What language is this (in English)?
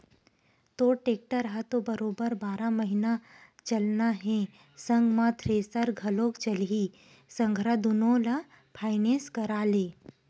Chhattisgarhi